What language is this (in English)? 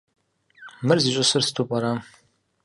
Kabardian